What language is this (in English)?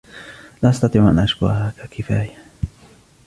Arabic